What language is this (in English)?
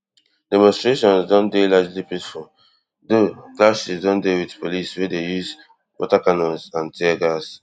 Nigerian Pidgin